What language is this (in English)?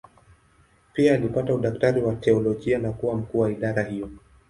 Swahili